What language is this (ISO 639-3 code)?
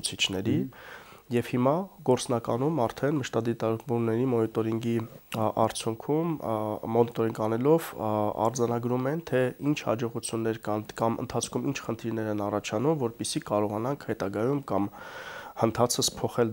ron